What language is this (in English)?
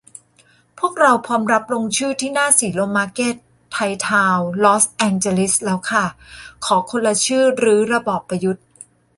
Thai